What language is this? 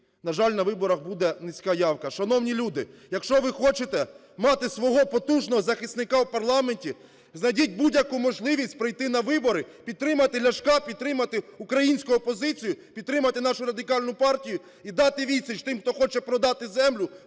Ukrainian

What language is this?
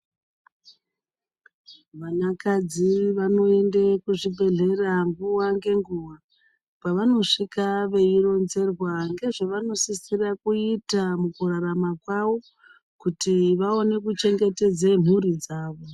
Ndau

